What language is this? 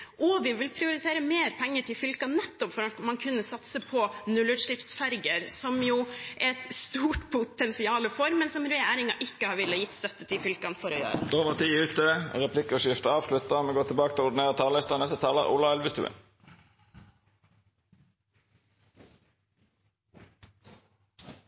Norwegian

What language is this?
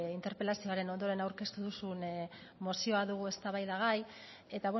Basque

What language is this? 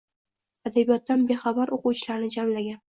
Uzbek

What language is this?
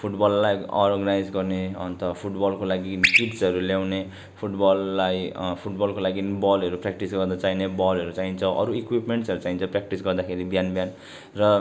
Nepali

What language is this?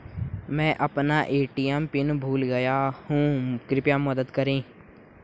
Hindi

